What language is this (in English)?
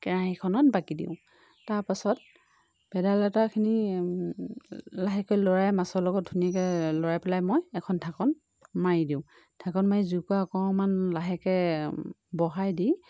Assamese